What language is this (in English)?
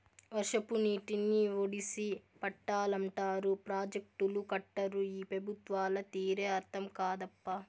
Telugu